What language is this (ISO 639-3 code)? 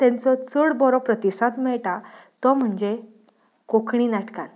kok